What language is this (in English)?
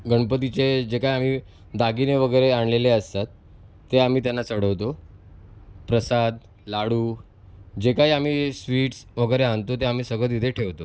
Marathi